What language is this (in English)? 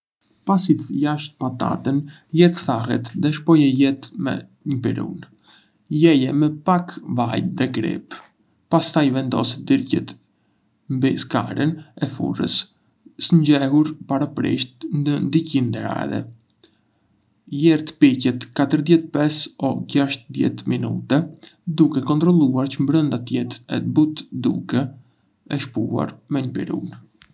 Arbëreshë Albanian